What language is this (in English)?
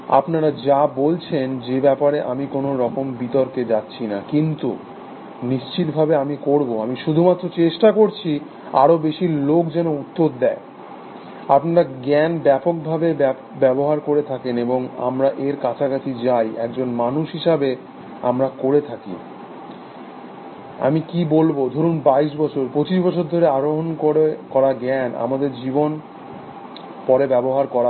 Bangla